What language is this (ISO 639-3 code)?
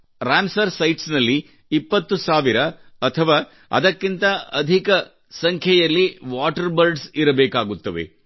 kan